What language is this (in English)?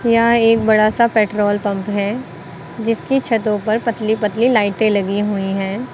Hindi